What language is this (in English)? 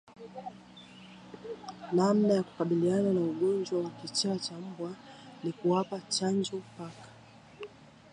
Swahili